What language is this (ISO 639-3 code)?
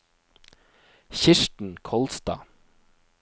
nor